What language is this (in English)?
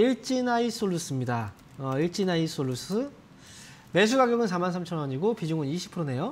Korean